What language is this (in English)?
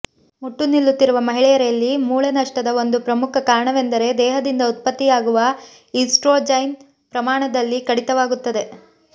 Kannada